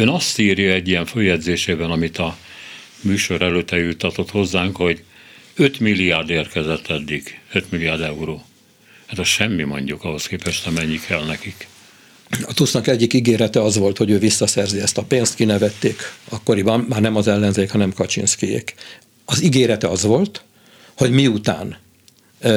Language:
Hungarian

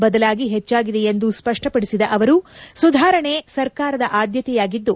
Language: Kannada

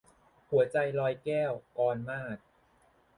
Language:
Thai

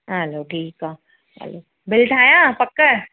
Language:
Sindhi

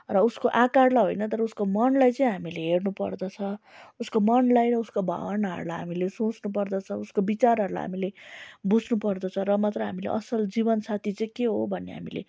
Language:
Nepali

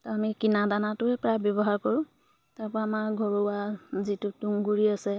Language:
Assamese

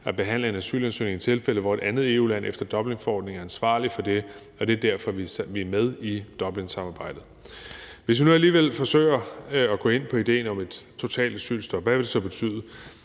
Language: Danish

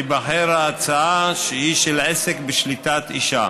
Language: Hebrew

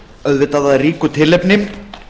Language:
Icelandic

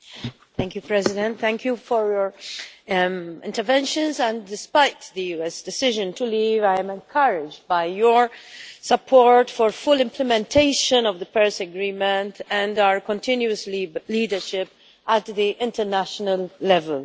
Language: English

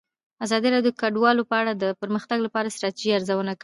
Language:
Pashto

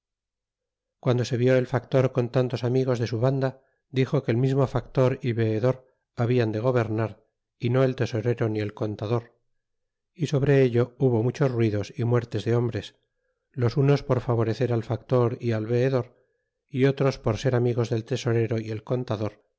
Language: Spanish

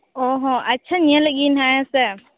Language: Santali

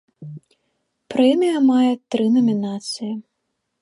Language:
Belarusian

